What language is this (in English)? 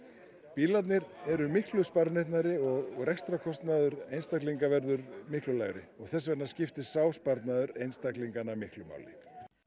Icelandic